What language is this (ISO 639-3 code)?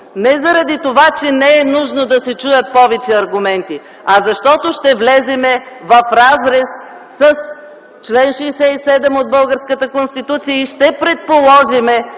bul